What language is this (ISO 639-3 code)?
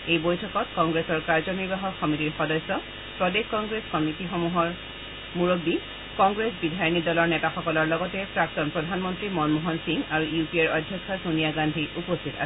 asm